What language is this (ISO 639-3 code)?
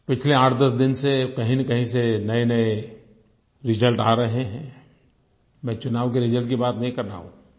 hin